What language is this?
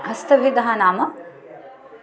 Sanskrit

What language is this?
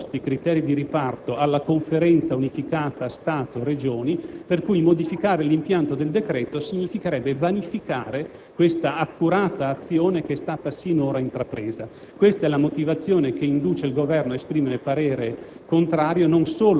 Italian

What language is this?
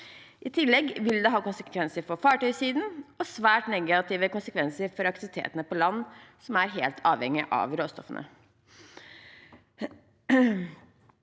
Norwegian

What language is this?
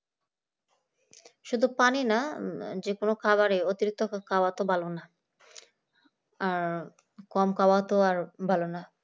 Bangla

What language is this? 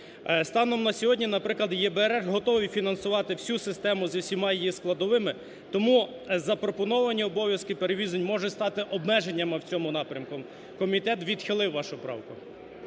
Ukrainian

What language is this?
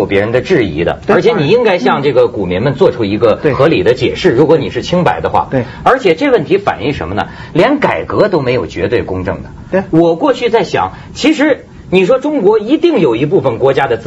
Chinese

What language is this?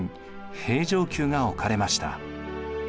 Japanese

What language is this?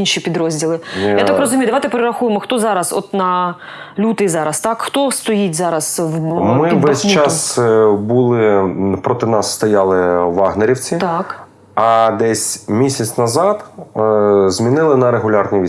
Ukrainian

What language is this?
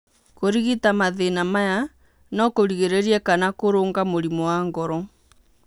Kikuyu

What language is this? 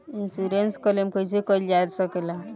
Bhojpuri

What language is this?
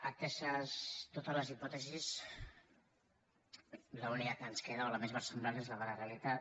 Catalan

